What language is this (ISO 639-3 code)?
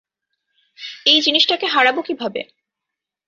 ben